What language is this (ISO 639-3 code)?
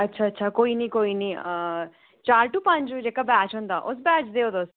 doi